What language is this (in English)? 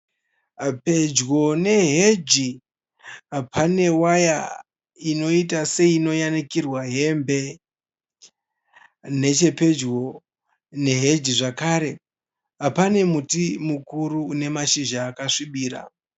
Shona